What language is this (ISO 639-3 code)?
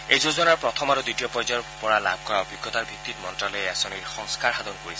asm